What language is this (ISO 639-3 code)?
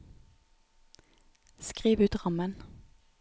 nor